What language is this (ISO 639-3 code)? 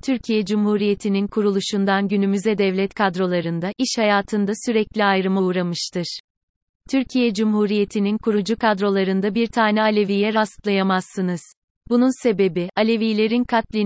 tur